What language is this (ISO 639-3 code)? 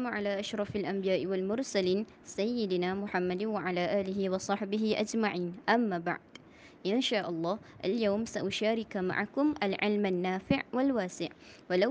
msa